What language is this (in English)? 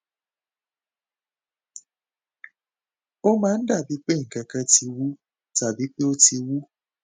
Yoruba